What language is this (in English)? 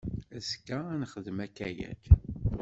Kabyle